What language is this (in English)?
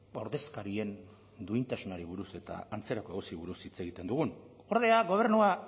Basque